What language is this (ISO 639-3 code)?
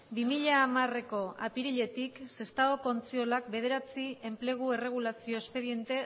eus